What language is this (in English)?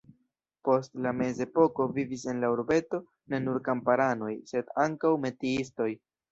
Esperanto